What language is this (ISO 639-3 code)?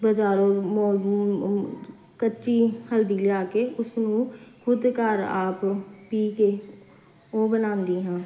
pan